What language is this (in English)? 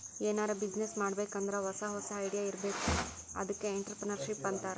Kannada